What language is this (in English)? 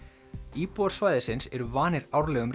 Icelandic